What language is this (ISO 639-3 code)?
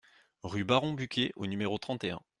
fra